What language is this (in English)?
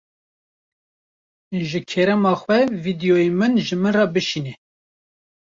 Kurdish